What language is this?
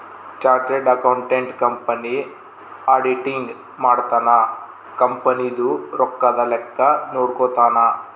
Kannada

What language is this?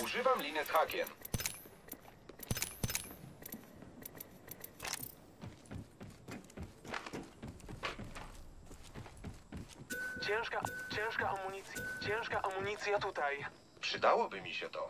Polish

